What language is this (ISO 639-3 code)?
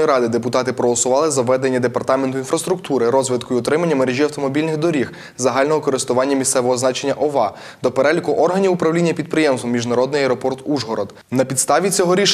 ukr